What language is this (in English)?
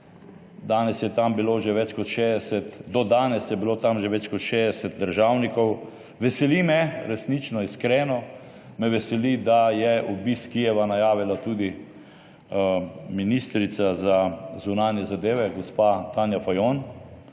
Slovenian